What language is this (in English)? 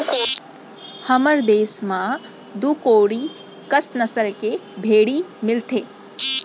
Chhattisgarhi